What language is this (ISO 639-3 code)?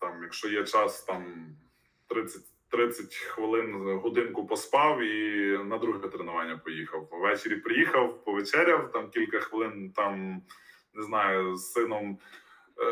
ukr